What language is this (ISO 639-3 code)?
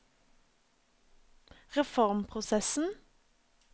nor